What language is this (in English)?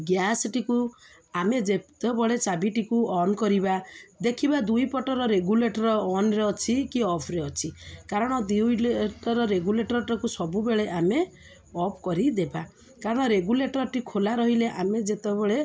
Odia